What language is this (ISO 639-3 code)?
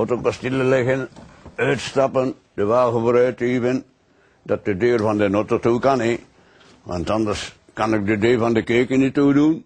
nld